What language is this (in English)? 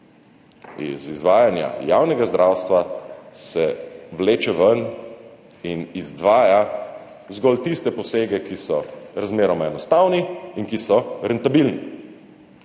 Slovenian